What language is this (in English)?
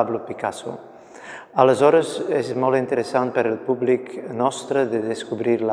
Italian